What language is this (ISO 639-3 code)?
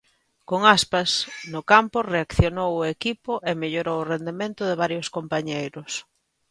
glg